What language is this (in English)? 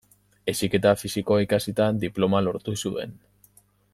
Basque